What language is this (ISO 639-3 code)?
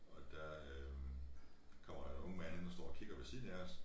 dan